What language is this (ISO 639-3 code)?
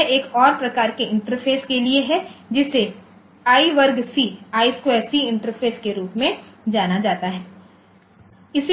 hin